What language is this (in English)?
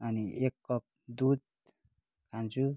Nepali